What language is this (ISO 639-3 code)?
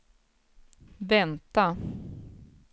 swe